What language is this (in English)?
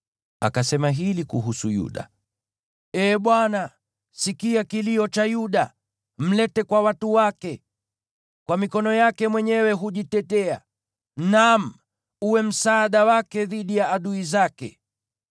Swahili